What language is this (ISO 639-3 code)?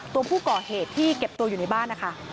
tha